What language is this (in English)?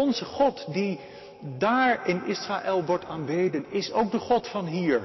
Dutch